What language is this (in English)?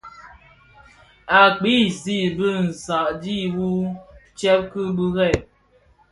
Bafia